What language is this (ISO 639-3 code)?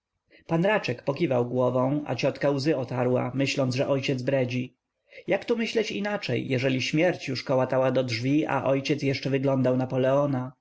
pol